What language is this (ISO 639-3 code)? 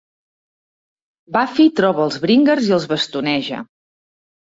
cat